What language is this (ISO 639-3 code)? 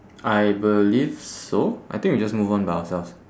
eng